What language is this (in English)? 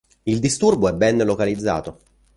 Italian